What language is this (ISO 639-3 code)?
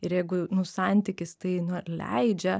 lit